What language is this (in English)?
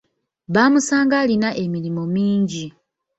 Ganda